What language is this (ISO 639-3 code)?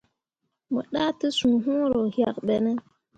mua